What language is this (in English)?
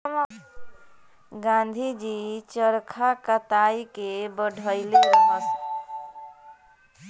Bhojpuri